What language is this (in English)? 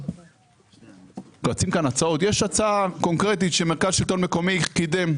Hebrew